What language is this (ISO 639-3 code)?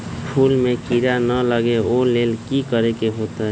mag